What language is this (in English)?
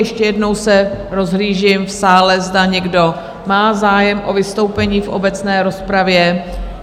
Czech